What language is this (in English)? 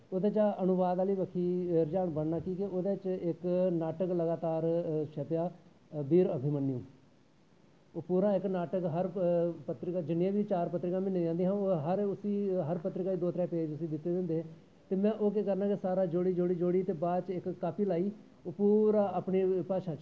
Dogri